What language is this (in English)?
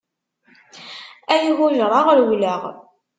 Kabyle